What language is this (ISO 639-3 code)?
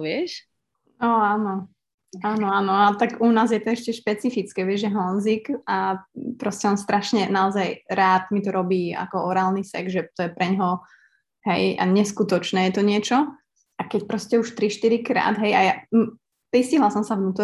slk